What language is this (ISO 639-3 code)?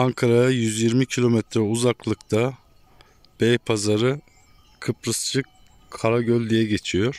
tur